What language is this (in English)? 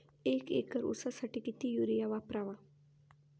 Marathi